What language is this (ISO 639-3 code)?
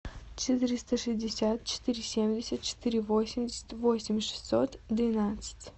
rus